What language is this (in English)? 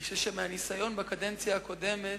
Hebrew